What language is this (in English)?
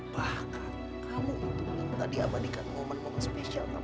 Indonesian